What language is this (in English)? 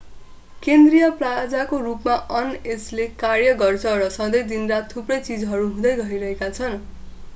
Nepali